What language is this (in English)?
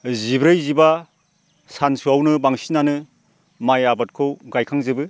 Bodo